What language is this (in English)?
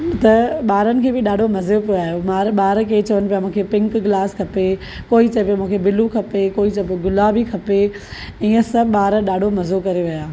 Sindhi